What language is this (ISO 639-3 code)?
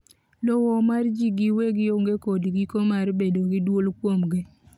luo